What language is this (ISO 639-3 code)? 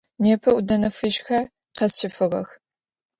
ady